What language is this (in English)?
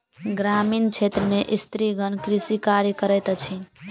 Maithili